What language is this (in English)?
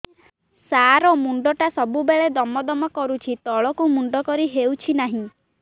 Odia